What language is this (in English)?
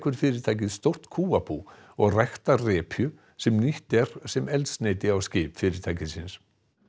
Icelandic